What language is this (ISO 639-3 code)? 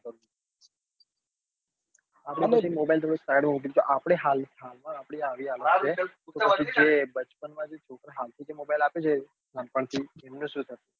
guj